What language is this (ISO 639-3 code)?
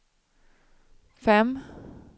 swe